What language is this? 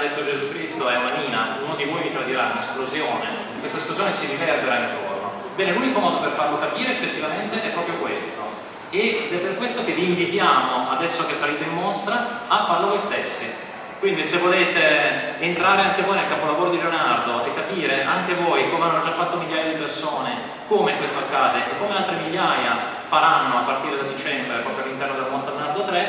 Italian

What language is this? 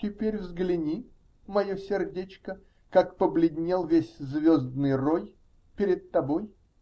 Russian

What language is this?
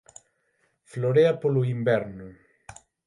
Galician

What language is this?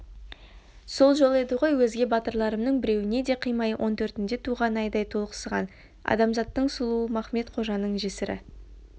Kazakh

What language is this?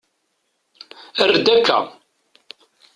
Kabyle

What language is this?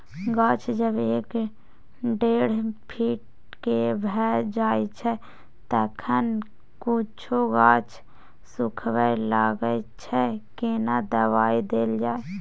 Maithili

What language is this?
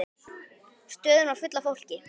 Icelandic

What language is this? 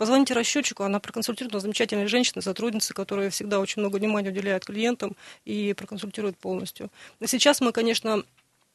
Russian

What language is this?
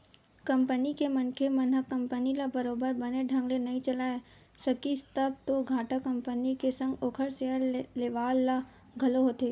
Chhattisgarhi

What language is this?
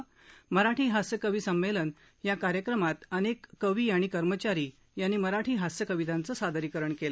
Marathi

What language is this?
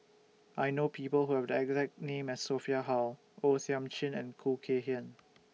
English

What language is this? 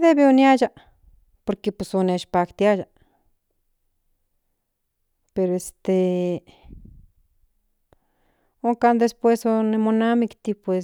Central Nahuatl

